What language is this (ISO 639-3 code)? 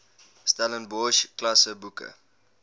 afr